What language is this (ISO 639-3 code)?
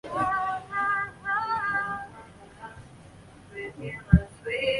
zho